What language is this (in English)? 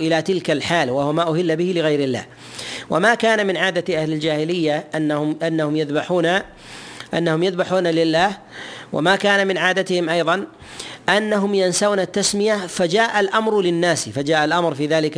Arabic